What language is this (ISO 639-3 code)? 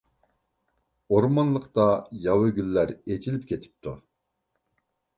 uig